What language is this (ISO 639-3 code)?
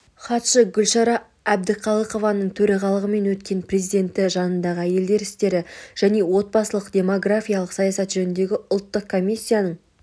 kaz